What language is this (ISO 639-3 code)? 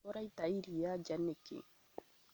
kik